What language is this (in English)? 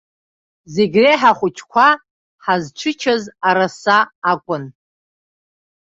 Abkhazian